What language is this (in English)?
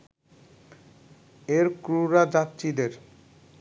Bangla